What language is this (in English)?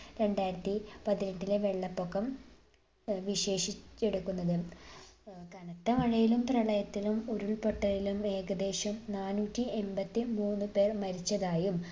Malayalam